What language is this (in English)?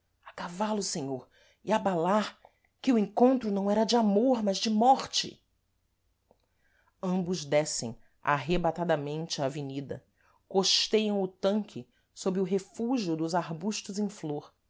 Portuguese